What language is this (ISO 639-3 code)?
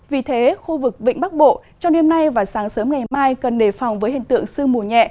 vie